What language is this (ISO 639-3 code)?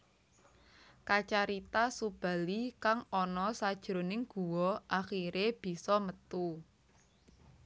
jav